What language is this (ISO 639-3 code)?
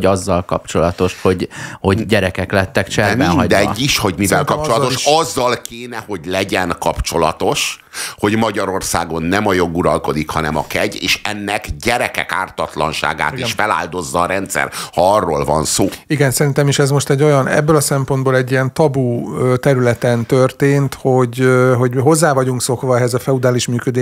hun